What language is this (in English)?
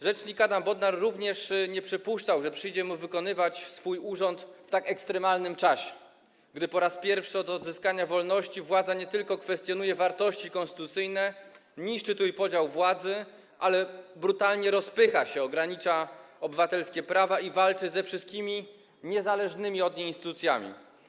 Polish